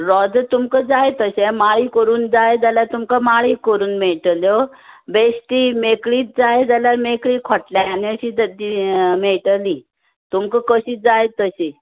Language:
Konkani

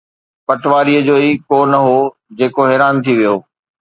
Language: Sindhi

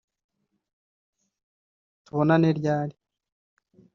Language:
Kinyarwanda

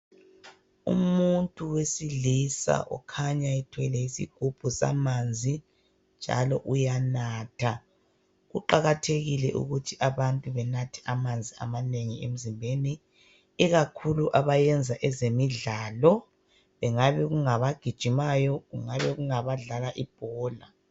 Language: North Ndebele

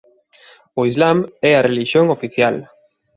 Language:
Galician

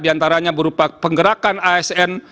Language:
Indonesian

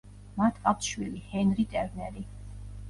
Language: Georgian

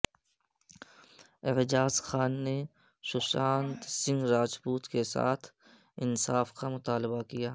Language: Urdu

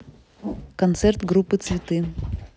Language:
Russian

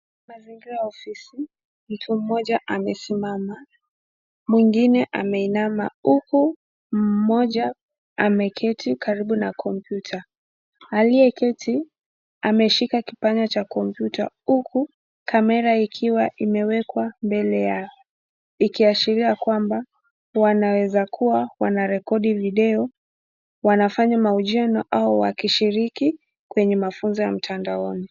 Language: Swahili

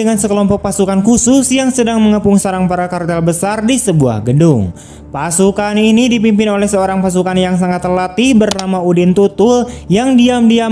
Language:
Indonesian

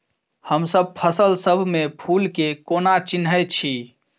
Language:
Maithili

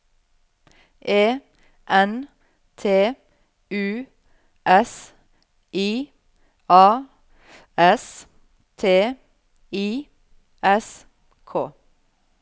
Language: Norwegian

